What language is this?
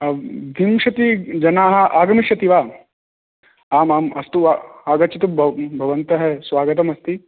Sanskrit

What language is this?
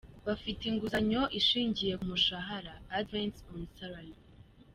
Kinyarwanda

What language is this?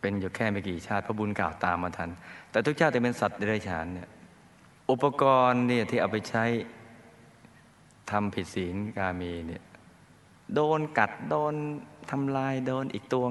Thai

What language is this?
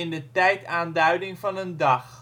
Dutch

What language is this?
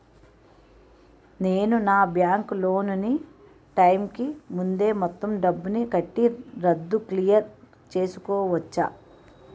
Telugu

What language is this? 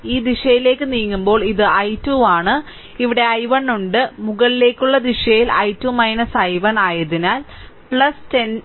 Malayalam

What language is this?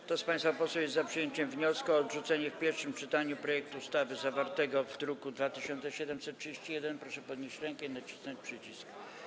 Polish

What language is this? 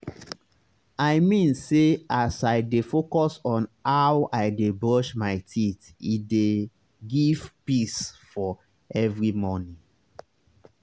Nigerian Pidgin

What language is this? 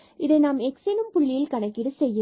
Tamil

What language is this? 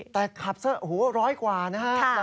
Thai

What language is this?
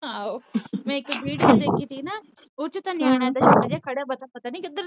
Punjabi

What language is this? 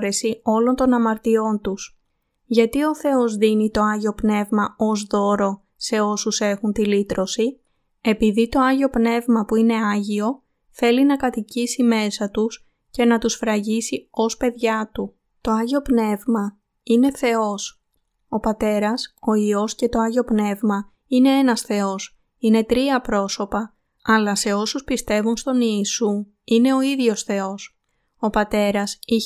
Greek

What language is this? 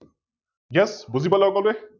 Assamese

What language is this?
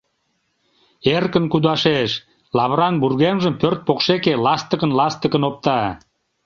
Mari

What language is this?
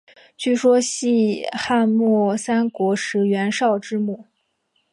Chinese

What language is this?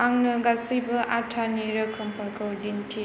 Bodo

